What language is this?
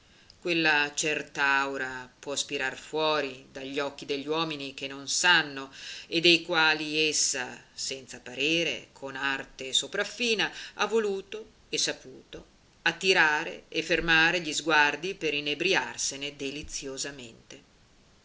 Italian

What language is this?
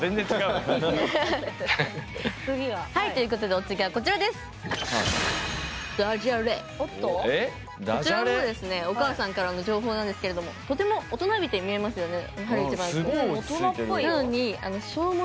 Japanese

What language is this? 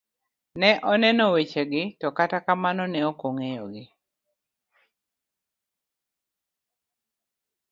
Luo (Kenya and Tanzania)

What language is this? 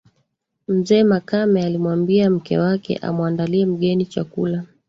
Swahili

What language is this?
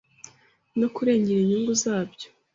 Kinyarwanda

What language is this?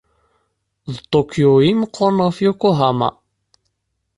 Kabyle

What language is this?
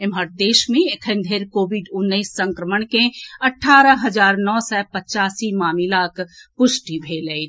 Maithili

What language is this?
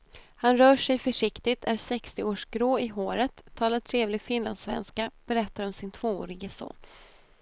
Swedish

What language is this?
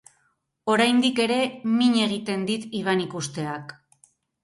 Basque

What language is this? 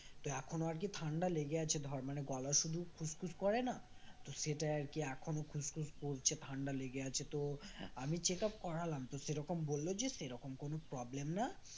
Bangla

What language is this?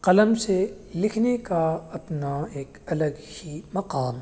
Urdu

